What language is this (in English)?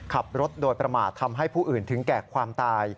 Thai